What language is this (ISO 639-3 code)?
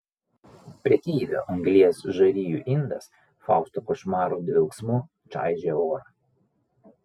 lit